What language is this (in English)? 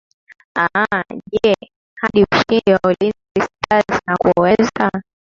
Swahili